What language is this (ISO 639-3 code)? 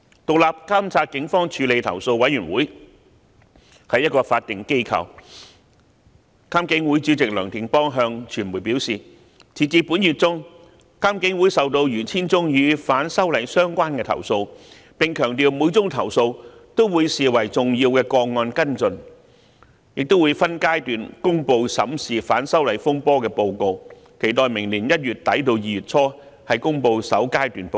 yue